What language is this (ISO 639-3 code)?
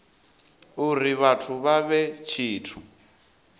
ven